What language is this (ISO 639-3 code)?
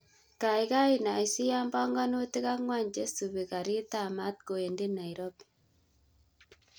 kln